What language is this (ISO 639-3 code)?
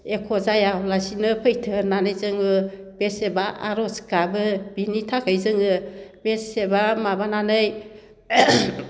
brx